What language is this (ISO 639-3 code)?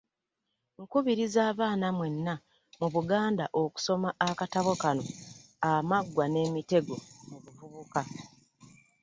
lug